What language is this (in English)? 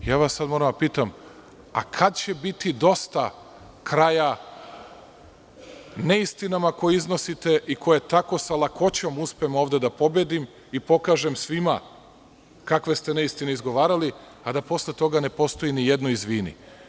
Serbian